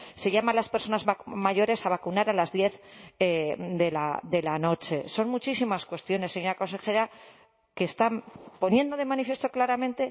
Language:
Spanish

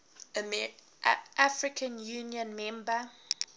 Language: English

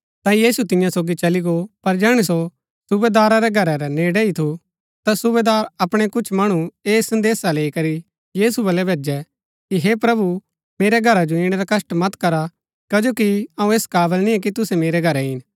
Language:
Gaddi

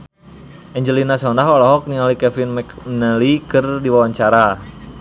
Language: Sundanese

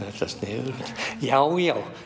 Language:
Icelandic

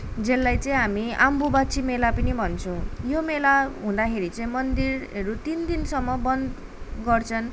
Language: Nepali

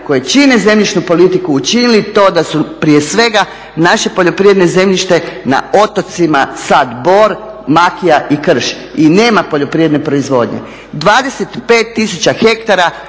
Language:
Croatian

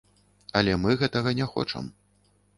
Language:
Belarusian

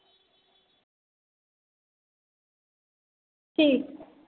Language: Dogri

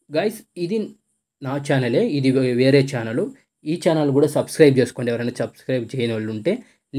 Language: Telugu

